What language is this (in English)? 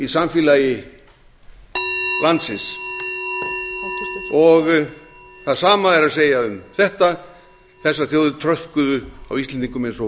Icelandic